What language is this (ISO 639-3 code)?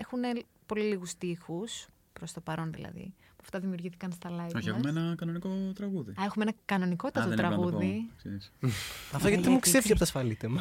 ell